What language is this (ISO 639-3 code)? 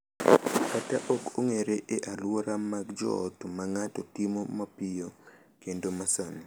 luo